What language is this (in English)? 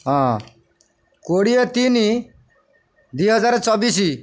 Odia